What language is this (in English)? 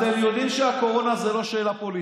Hebrew